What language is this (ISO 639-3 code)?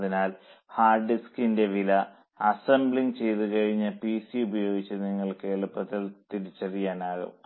mal